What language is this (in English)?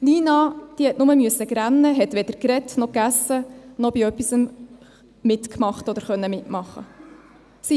Swiss German